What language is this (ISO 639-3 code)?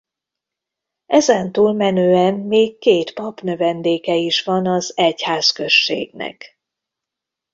hun